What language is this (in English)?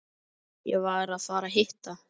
Icelandic